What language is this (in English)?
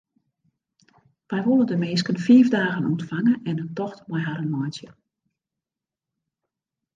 Western Frisian